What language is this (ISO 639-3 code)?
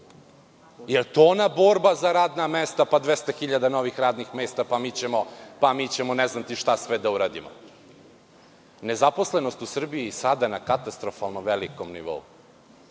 srp